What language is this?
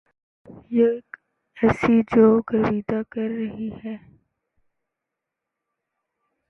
Urdu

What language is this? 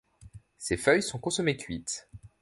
French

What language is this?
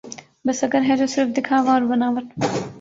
Urdu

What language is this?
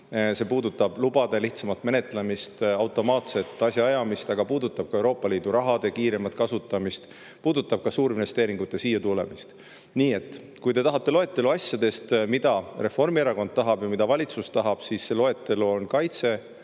Estonian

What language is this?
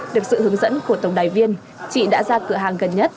Vietnamese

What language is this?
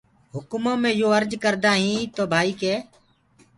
Gurgula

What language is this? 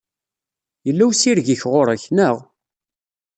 Kabyle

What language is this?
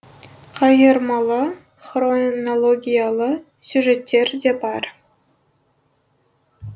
Kazakh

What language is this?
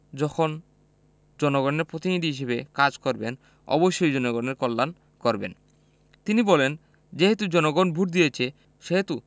Bangla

